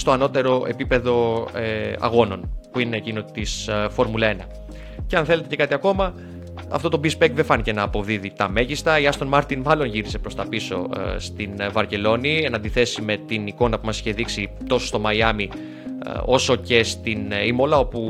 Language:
Greek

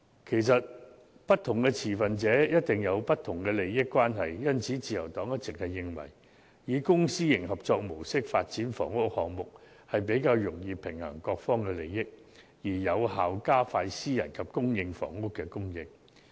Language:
Cantonese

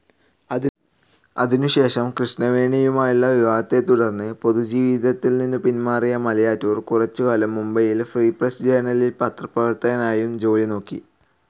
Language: Malayalam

